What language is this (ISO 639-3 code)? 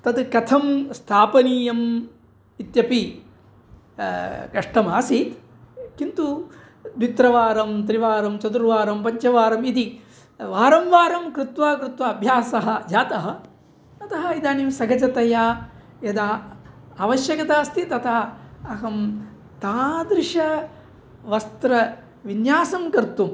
san